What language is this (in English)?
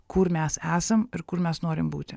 Lithuanian